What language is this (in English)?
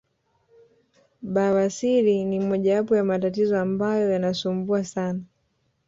Swahili